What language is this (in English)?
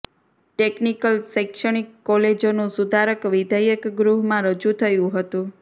Gujarati